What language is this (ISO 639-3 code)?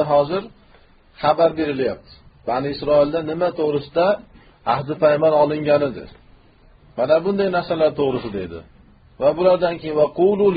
tur